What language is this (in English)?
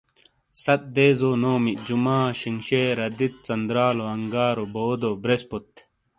Shina